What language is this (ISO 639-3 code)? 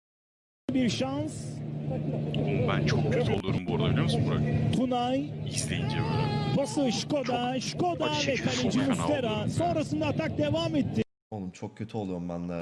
tur